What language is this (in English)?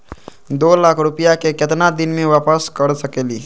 Magahi